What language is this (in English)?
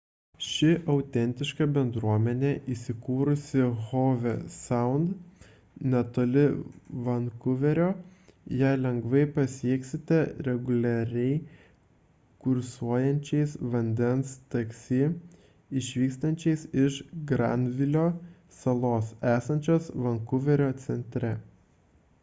Lithuanian